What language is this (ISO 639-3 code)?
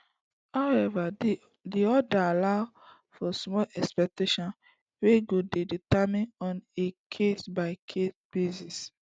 pcm